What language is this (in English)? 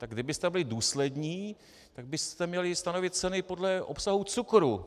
Czech